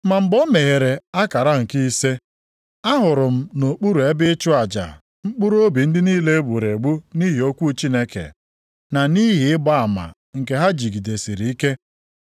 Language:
Igbo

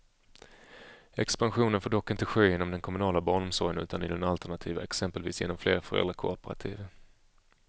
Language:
Swedish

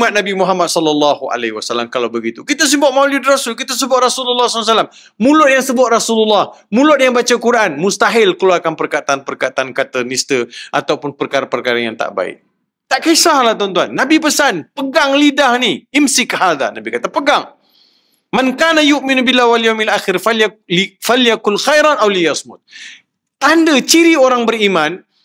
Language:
Malay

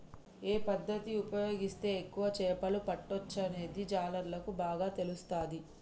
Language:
Telugu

